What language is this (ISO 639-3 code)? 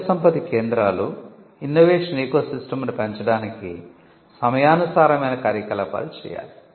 tel